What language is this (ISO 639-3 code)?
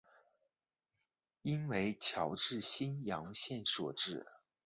zho